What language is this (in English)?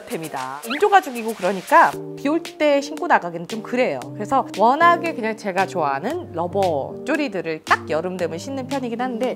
Korean